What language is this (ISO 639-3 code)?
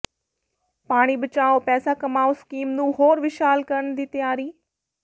pan